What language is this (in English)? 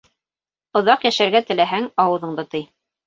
Bashkir